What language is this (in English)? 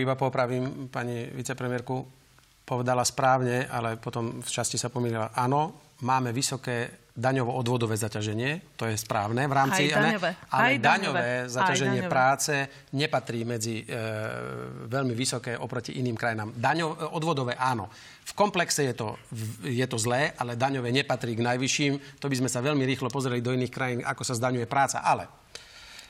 Slovak